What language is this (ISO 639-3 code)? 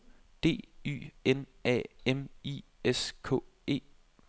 dan